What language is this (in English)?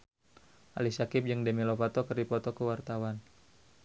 Sundanese